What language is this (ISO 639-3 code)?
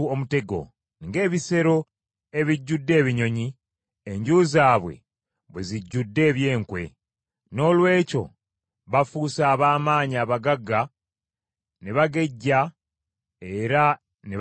lug